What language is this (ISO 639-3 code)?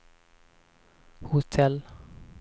swe